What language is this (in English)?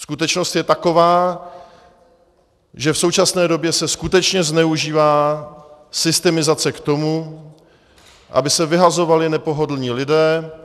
Czech